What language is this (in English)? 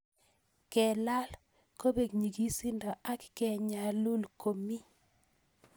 Kalenjin